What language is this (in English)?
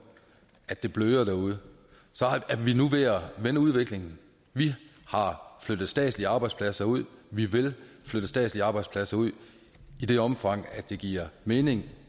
Danish